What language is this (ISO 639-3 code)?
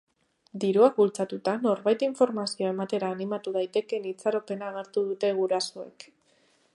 eus